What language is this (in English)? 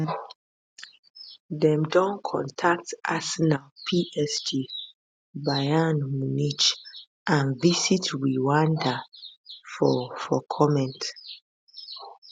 Nigerian Pidgin